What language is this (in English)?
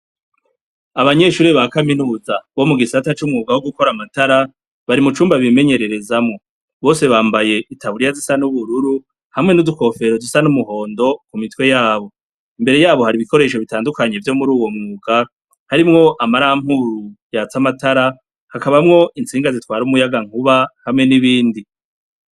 Rundi